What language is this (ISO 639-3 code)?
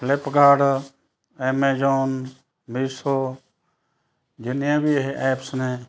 pan